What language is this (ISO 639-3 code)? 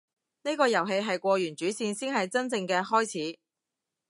yue